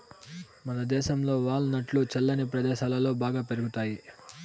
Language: Telugu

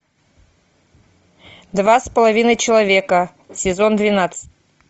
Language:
Russian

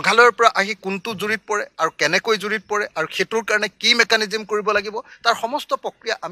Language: Bangla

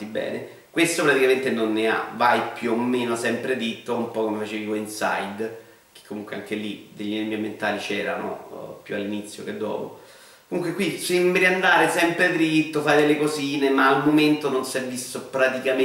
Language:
Italian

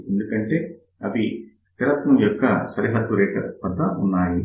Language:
Telugu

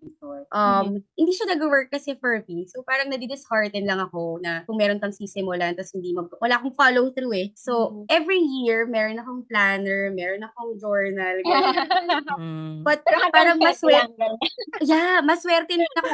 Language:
Filipino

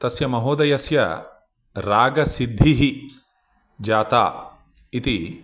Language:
Sanskrit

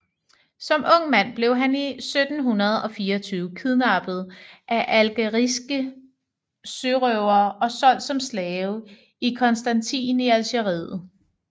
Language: Danish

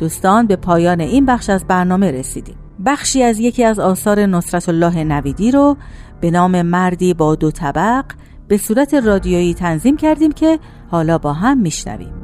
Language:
Persian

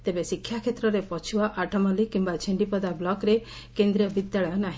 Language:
Odia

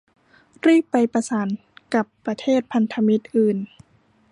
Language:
Thai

